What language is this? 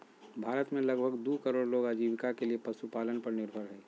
Magahi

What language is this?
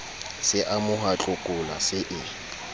Southern Sotho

